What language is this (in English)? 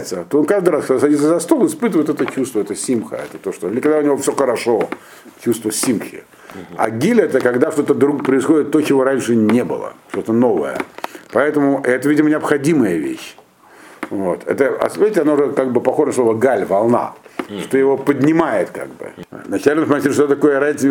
Russian